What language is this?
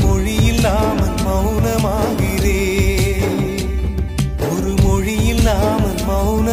Arabic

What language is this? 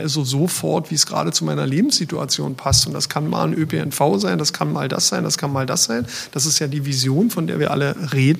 German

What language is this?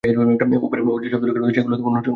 Bangla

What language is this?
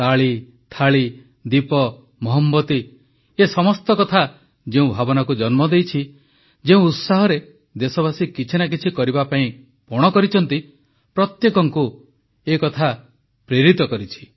Odia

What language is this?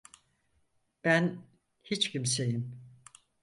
Turkish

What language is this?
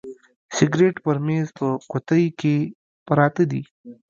Pashto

